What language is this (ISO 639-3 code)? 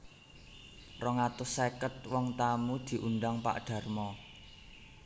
jav